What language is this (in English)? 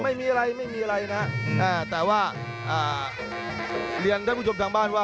Thai